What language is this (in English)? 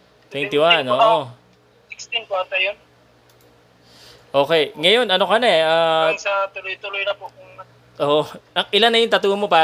Filipino